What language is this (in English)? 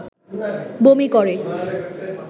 Bangla